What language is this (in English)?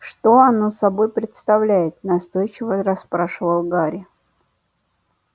Russian